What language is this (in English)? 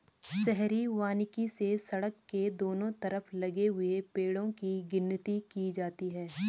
Hindi